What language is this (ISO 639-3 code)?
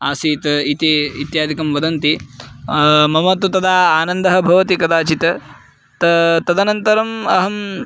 san